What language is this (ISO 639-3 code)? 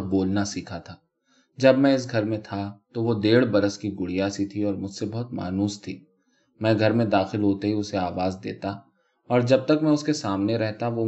urd